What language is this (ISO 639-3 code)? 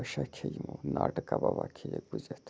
kas